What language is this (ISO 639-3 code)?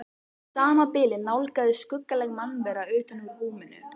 isl